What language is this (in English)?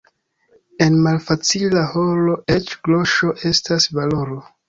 Esperanto